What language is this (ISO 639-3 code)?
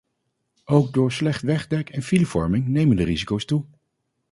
nld